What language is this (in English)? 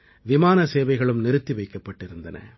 Tamil